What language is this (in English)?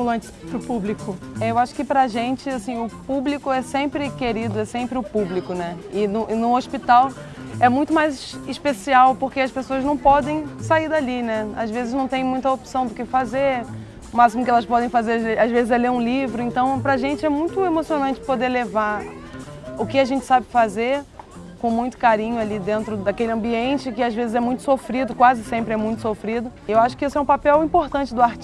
Portuguese